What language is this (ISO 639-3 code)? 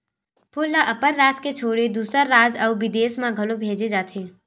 hne